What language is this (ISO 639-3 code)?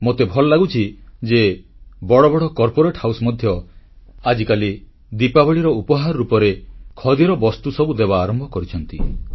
ori